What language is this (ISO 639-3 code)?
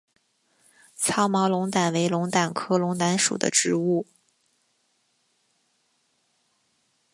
zho